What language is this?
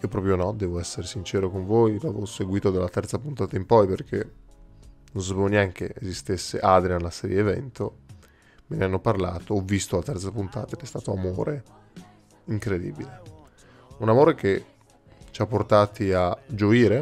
Italian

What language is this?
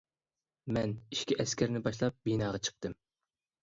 Uyghur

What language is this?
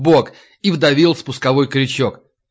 Russian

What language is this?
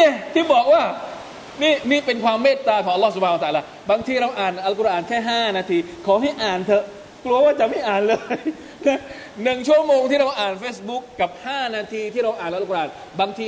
Thai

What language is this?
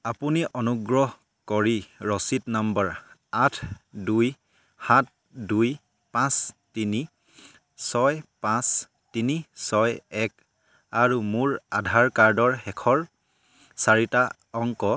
Assamese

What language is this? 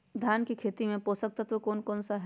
Magahi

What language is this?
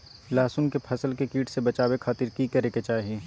Magahi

